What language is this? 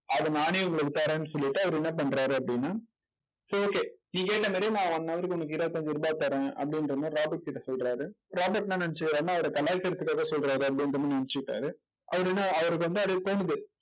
Tamil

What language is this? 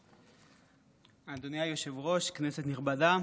Hebrew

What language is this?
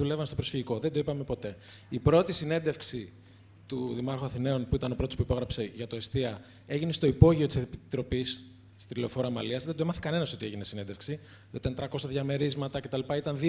Greek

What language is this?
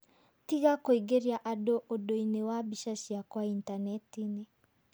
Kikuyu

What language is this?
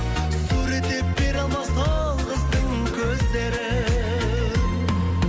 Kazakh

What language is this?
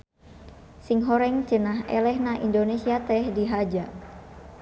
Sundanese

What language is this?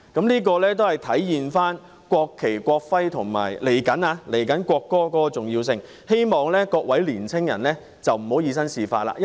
Cantonese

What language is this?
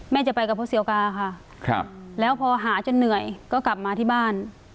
Thai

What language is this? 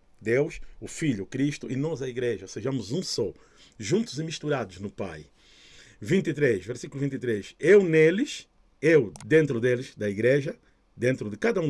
Portuguese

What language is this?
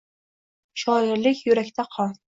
Uzbek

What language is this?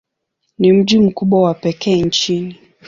Swahili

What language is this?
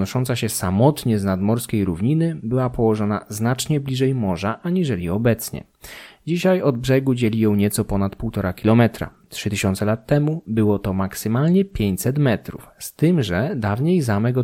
Polish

